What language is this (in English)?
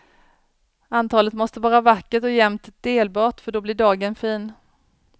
Swedish